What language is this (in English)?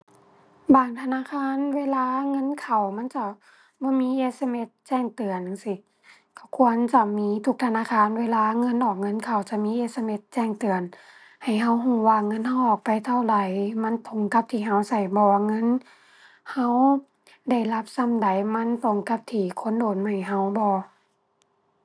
Thai